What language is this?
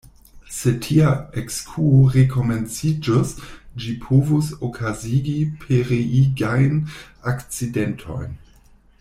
Esperanto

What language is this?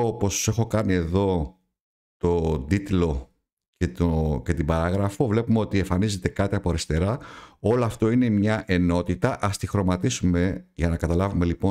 Greek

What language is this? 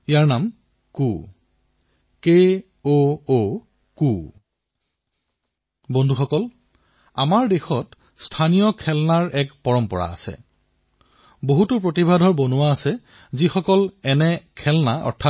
Assamese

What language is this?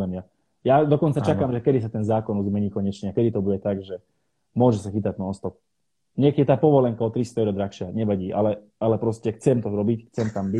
Slovak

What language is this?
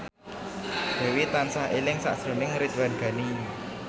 Javanese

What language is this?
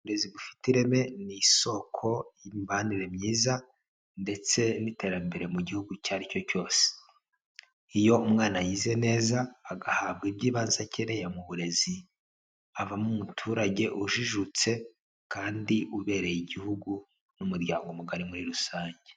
Kinyarwanda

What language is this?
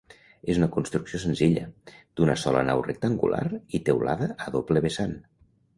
Catalan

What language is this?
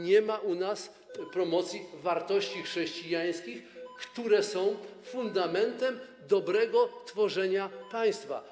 Polish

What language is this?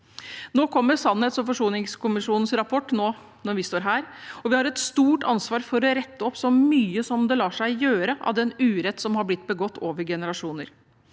Norwegian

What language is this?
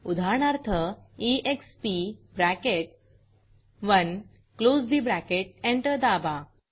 Marathi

